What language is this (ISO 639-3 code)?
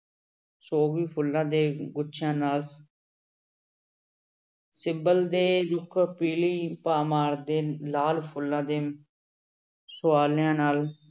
pan